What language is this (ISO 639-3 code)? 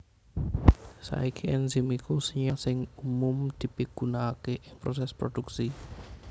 jav